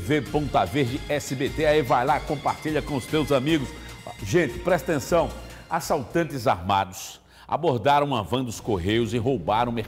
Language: Portuguese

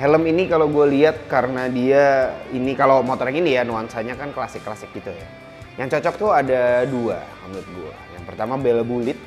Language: Indonesian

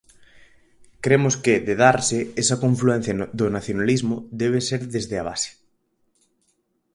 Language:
Galician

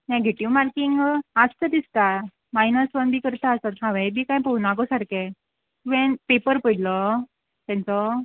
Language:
Konkani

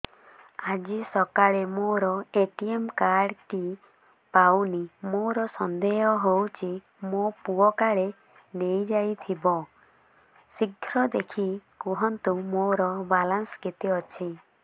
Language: Odia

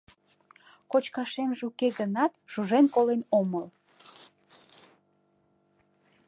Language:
Mari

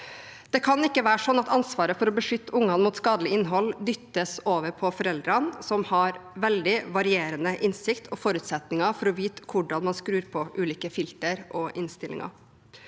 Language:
Norwegian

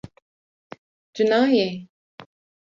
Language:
Kurdish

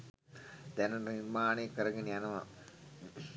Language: Sinhala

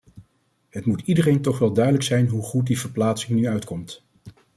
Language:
Dutch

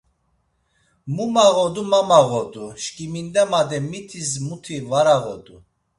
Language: Laz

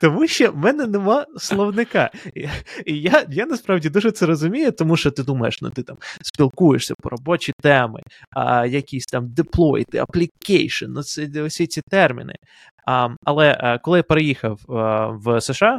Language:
Ukrainian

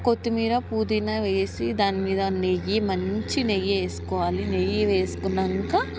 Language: Telugu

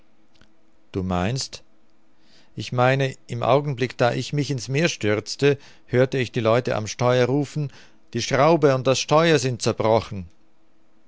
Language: German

